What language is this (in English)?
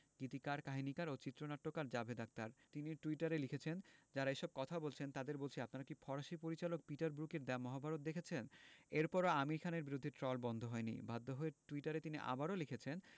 Bangla